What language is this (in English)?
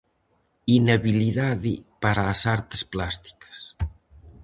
Galician